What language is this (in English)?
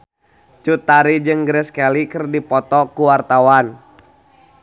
Sundanese